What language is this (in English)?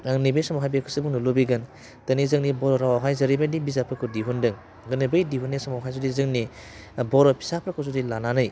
Bodo